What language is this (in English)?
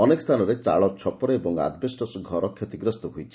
Odia